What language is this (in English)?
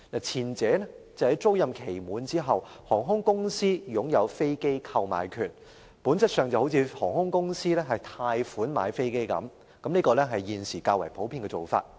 Cantonese